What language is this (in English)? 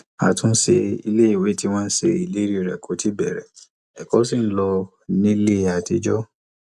Yoruba